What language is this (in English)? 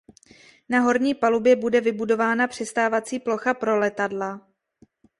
Czech